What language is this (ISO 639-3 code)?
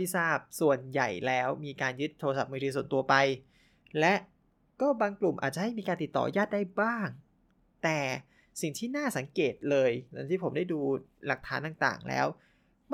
tha